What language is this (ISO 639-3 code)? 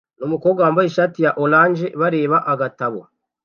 kin